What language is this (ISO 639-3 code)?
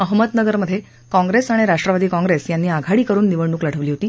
mar